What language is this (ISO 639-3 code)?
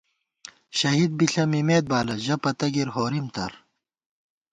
gwt